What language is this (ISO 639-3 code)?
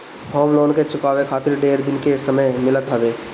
bho